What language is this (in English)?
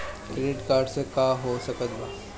Bhojpuri